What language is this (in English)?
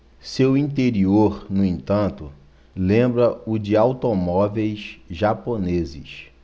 Portuguese